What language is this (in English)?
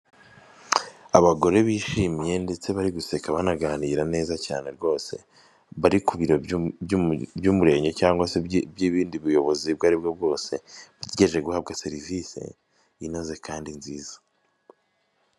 Kinyarwanda